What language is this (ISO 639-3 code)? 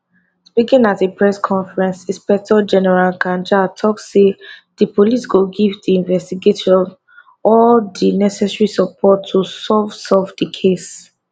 pcm